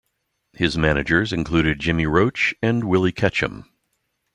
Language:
English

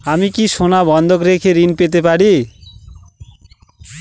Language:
Bangla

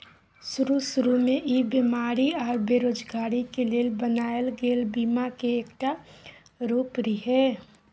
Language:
Maithili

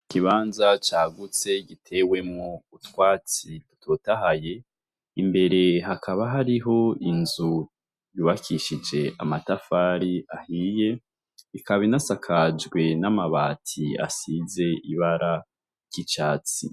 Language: Rundi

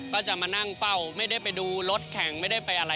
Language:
Thai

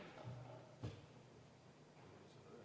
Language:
Estonian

